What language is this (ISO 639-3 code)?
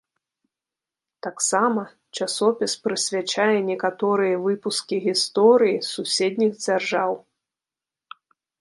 bel